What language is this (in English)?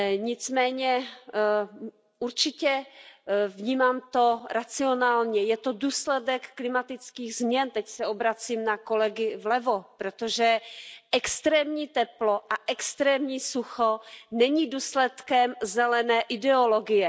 Czech